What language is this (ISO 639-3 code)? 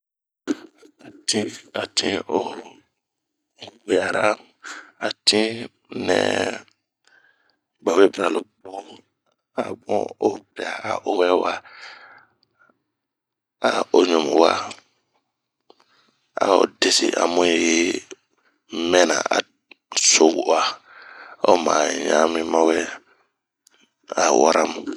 bmq